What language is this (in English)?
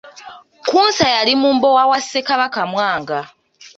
Ganda